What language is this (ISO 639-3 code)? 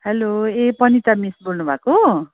nep